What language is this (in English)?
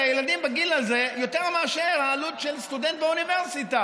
Hebrew